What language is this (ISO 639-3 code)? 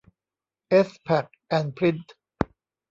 tha